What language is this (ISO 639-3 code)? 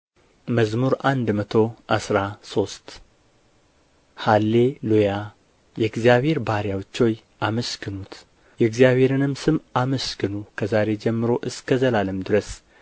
amh